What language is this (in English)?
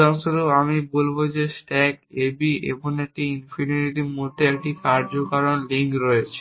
Bangla